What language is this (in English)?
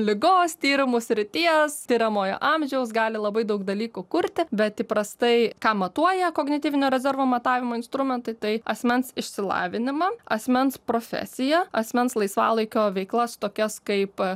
Lithuanian